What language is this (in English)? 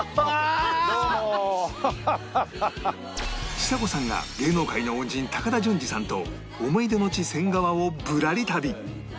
Japanese